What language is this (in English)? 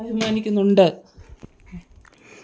Malayalam